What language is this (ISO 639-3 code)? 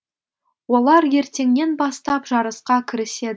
kaz